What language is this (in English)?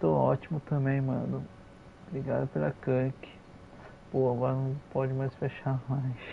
Portuguese